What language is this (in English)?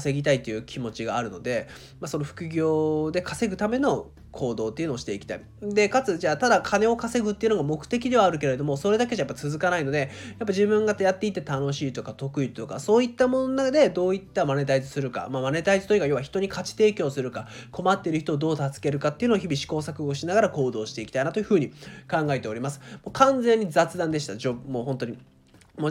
Japanese